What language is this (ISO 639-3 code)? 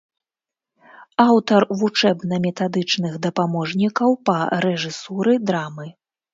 bel